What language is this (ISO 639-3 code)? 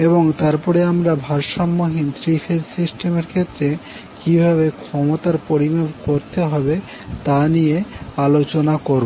ben